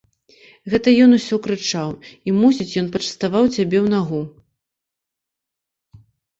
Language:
Belarusian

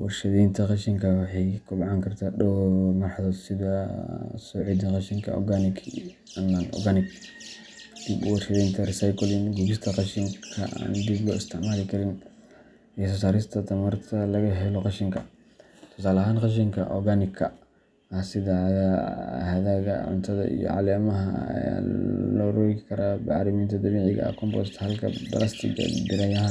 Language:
Somali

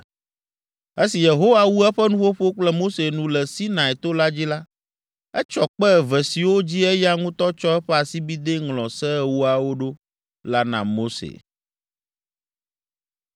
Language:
Ewe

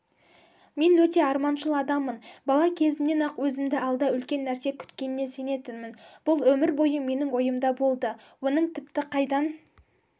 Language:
Kazakh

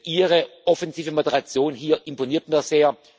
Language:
German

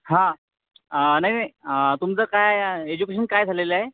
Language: Marathi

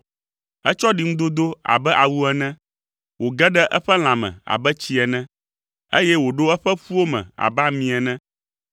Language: Ewe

